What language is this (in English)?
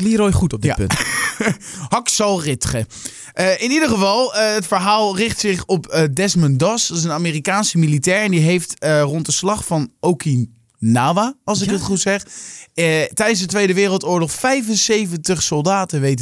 Dutch